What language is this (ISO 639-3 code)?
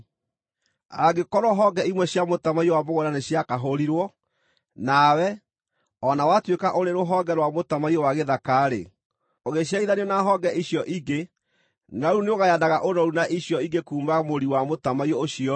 kik